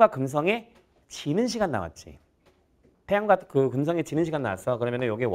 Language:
Korean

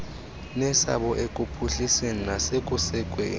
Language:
Xhosa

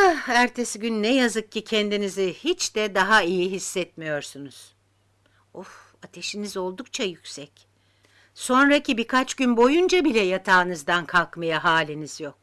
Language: Turkish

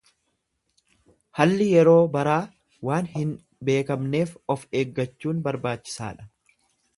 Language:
Oromo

